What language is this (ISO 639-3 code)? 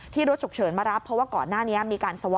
tha